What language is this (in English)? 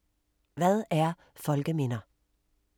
Danish